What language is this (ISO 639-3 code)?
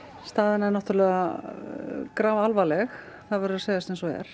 isl